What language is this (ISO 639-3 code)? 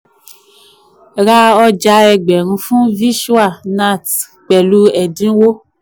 yor